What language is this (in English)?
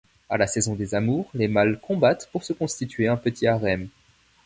French